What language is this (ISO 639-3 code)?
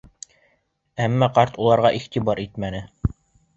bak